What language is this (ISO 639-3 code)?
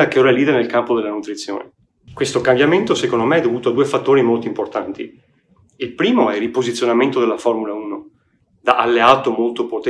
ita